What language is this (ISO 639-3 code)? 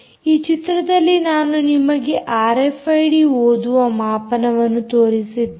kan